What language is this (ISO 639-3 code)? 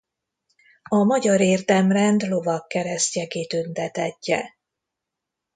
hun